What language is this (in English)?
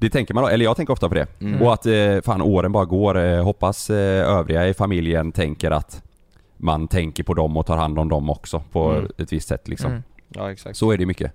Swedish